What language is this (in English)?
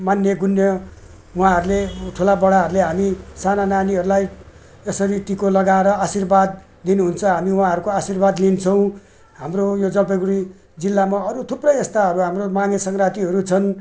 Nepali